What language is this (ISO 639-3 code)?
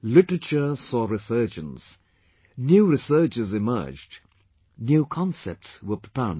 eng